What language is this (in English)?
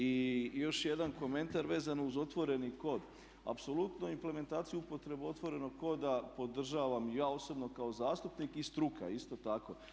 Croatian